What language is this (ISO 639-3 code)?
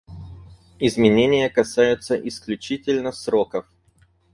rus